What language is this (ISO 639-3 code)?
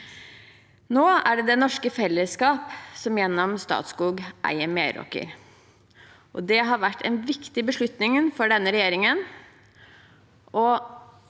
nor